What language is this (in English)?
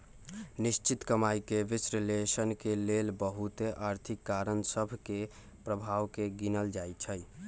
Magahi